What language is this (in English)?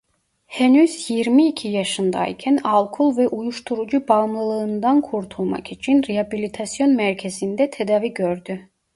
Turkish